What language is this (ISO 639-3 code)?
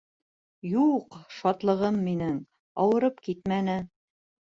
bak